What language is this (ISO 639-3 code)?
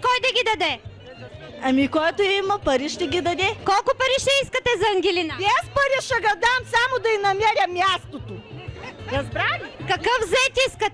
bul